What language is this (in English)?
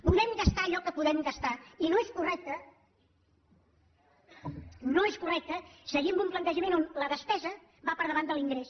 Catalan